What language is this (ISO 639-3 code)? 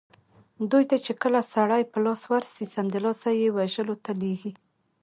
pus